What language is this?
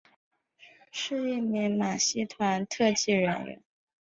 Chinese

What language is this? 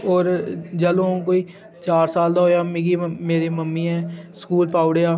Dogri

